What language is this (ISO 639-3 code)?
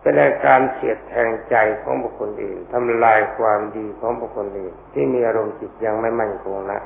tha